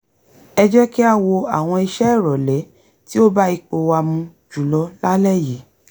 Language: Yoruba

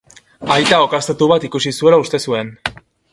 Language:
Basque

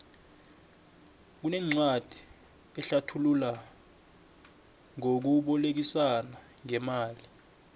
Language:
South Ndebele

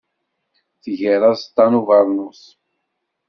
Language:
Kabyle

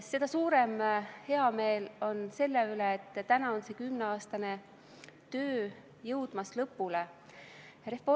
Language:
Estonian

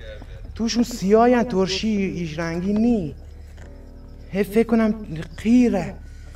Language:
Persian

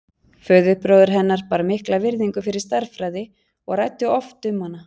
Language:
Icelandic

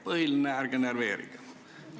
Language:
Estonian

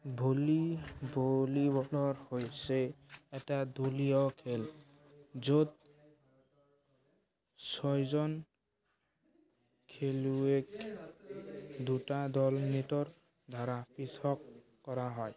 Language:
Assamese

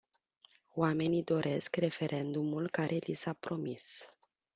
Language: Romanian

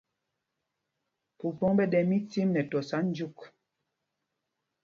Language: Mpumpong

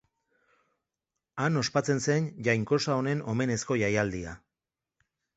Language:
Basque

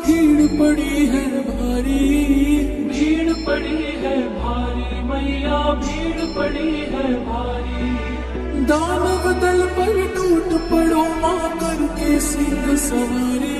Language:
Arabic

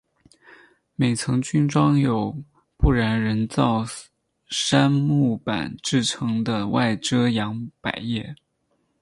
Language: Chinese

